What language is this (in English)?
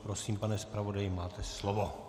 Czech